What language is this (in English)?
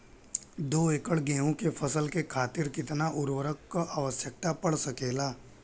Bhojpuri